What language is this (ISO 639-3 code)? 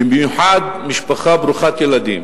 heb